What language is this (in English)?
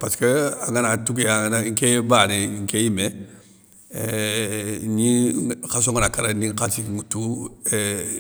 Soninke